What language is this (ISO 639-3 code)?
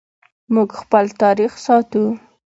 pus